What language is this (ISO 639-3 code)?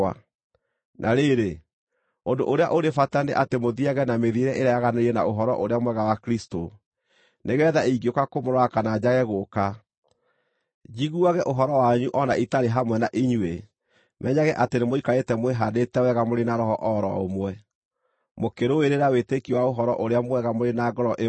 kik